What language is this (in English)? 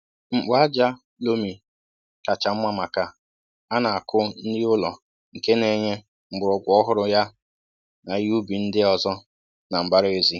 Igbo